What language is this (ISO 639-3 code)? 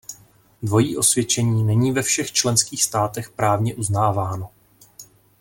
ces